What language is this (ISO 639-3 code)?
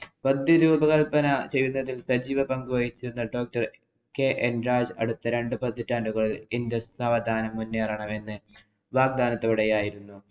mal